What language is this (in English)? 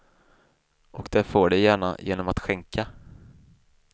Swedish